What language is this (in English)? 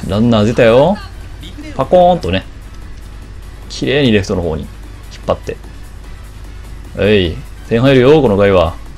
Japanese